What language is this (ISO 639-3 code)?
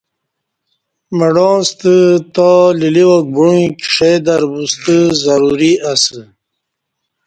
bsh